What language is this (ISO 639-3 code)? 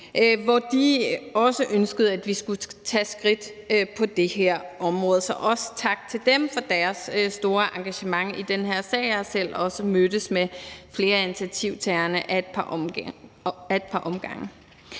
dan